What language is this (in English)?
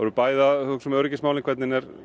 Icelandic